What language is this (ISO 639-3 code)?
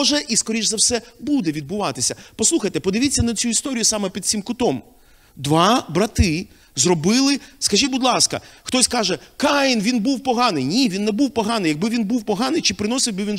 ukr